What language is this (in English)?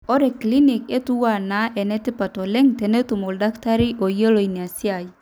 Masai